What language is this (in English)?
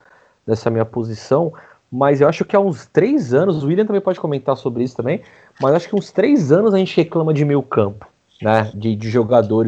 Portuguese